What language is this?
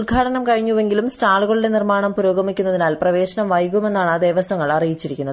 Malayalam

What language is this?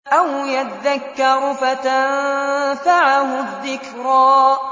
Arabic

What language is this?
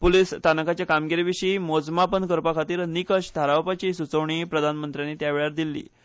Konkani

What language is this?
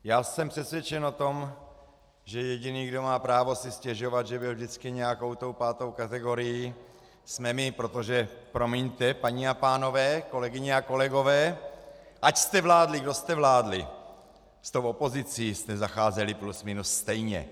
Czech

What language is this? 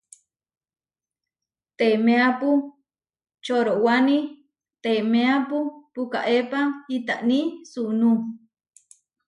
Huarijio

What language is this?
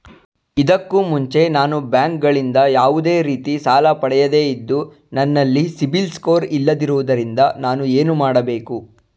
Kannada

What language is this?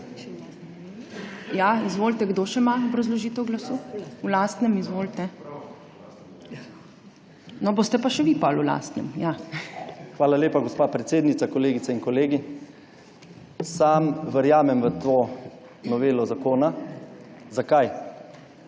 Slovenian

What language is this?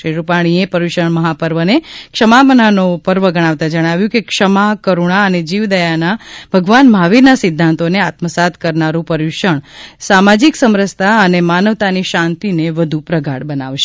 Gujarati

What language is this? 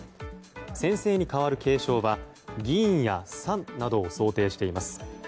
Japanese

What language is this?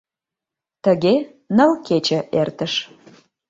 Mari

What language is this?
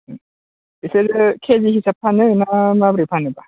Bodo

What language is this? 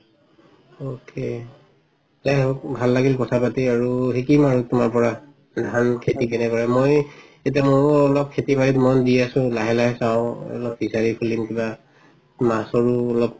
Assamese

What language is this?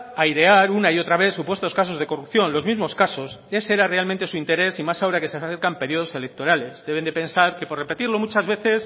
Spanish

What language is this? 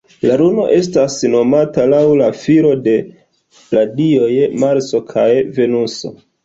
Esperanto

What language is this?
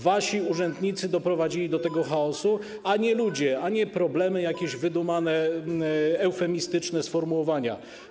Polish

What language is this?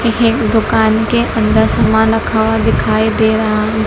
Hindi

